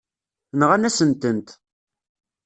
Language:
Kabyle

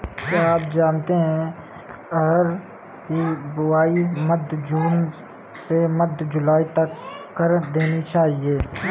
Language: Hindi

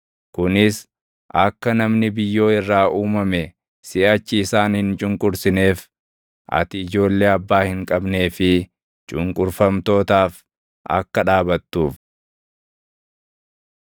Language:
Oromo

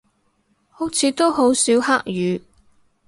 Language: Cantonese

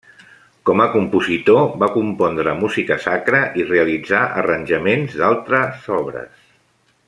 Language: Catalan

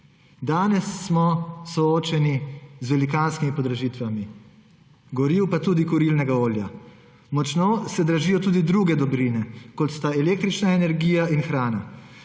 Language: Slovenian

